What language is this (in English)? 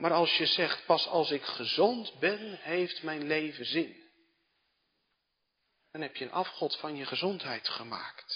Dutch